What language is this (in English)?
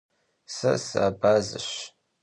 Kabardian